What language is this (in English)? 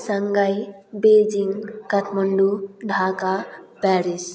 Nepali